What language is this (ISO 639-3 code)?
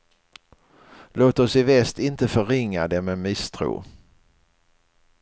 swe